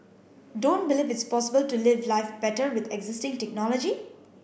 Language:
English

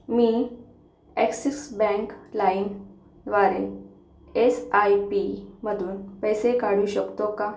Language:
Marathi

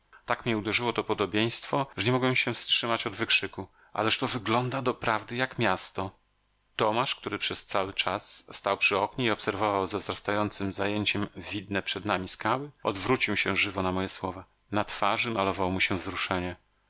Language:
Polish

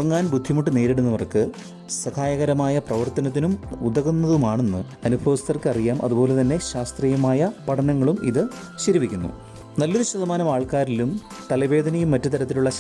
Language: Malayalam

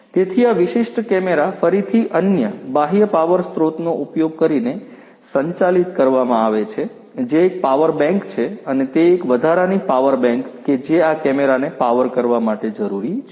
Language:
Gujarati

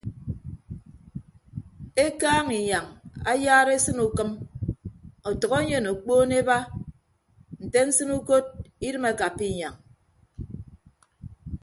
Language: Ibibio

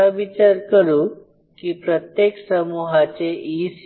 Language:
Marathi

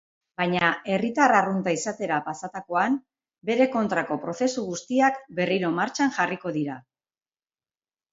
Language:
Basque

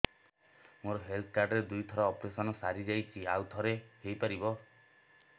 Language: Odia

